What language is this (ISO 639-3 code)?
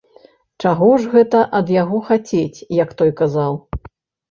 bel